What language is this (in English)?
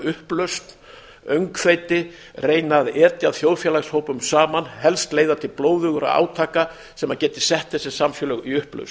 Icelandic